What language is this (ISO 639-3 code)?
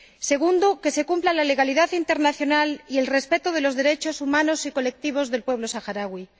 spa